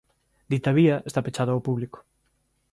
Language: Galician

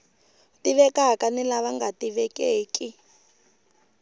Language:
Tsonga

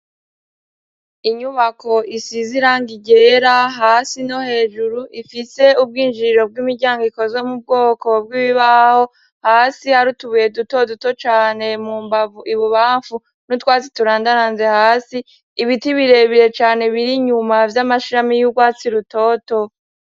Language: Rundi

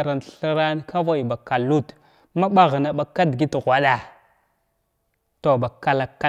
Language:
Glavda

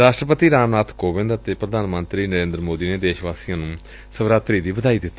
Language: Punjabi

